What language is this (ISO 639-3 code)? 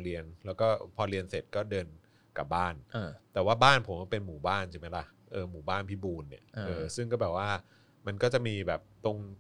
tha